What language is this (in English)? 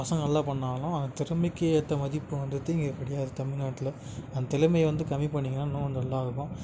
Tamil